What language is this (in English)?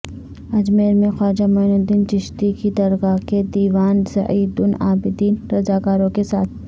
Urdu